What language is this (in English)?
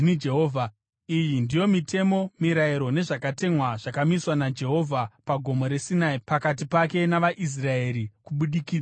Shona